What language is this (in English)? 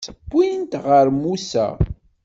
Kabyle